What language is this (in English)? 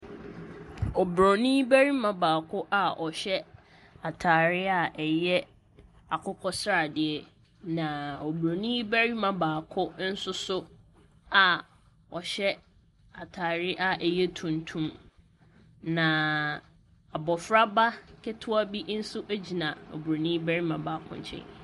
Akan